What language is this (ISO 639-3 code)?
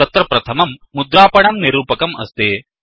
san